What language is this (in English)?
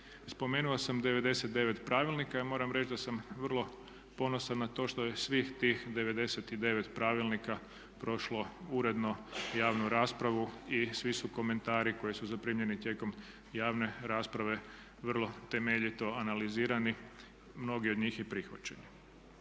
Croatian